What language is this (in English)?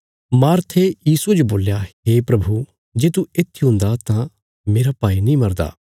Bilaspuri